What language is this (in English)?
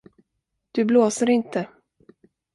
Swedish